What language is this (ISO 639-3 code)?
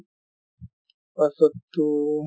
asm